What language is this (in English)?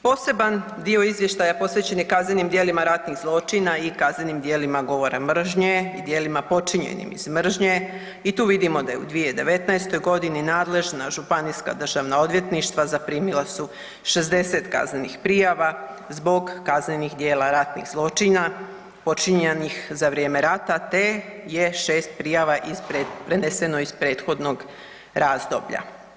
Croatian